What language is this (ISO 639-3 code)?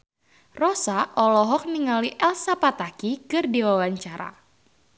sun